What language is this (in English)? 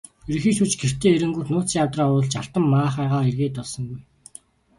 Mongolian